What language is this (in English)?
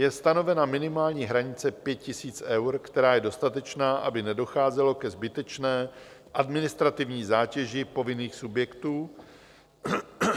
Czech